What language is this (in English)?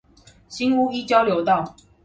Chinese